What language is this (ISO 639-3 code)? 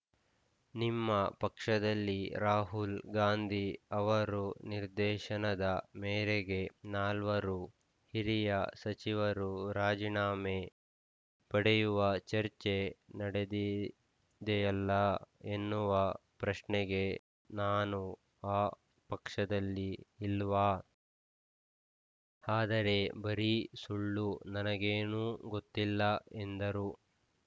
kan